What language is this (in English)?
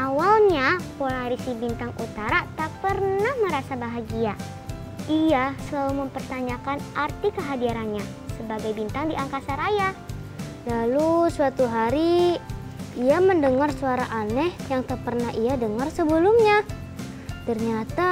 Indonesian